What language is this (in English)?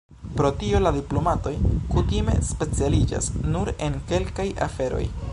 Esperanto